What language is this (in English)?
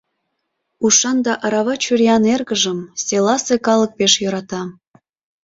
Mari